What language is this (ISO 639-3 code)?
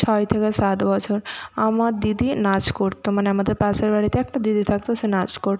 ben